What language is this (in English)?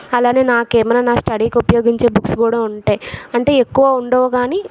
Telugu